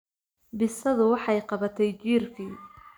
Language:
Somali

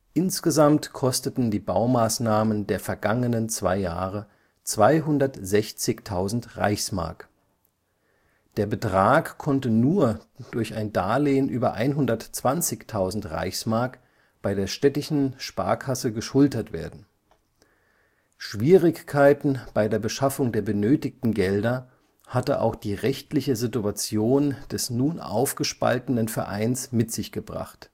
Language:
German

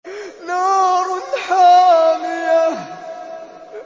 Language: Arabic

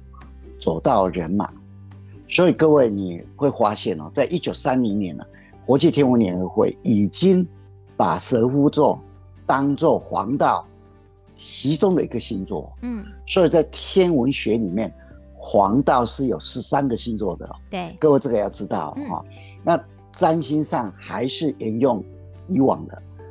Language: Chinese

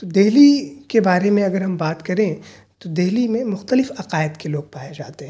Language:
Urdu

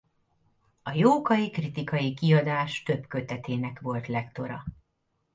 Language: Hungarian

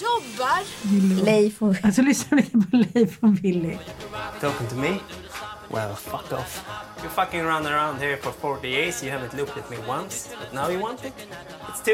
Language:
Swedish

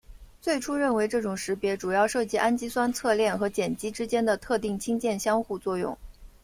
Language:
Chinese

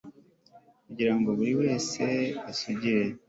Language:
Kinyarwanda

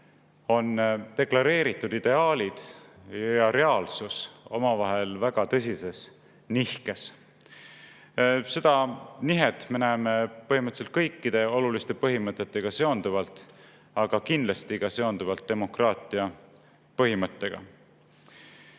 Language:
Estonian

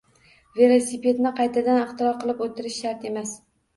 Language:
Uzbek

